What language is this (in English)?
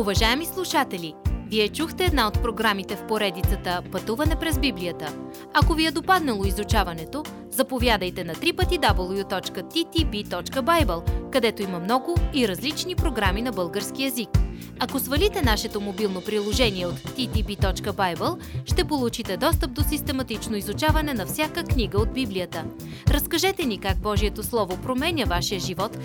Bulgarian